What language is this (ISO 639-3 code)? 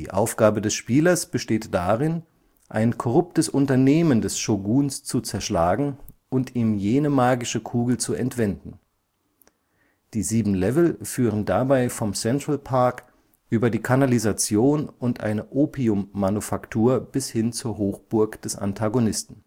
deu